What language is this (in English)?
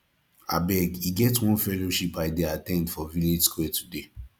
Nigerian Pidgin